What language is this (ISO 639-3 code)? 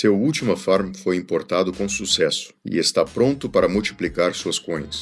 por